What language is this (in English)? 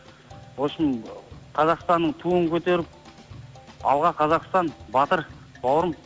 Kazakh